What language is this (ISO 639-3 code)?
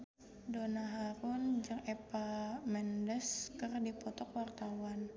sun